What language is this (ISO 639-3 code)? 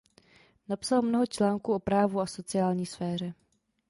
ces